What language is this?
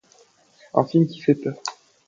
French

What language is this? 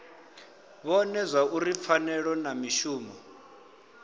Venda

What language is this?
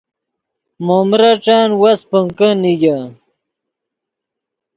Yidgha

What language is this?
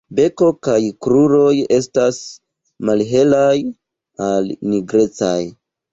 Esperanto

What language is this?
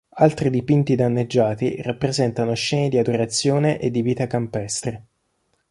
Italian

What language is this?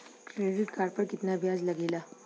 Bhojpuri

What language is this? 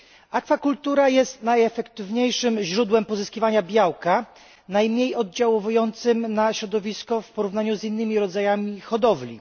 Polish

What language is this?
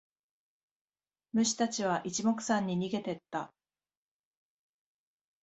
Japanese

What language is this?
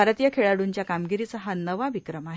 Marathi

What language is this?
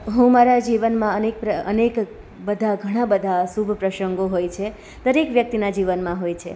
Gujarati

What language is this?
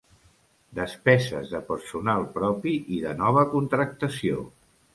Catalan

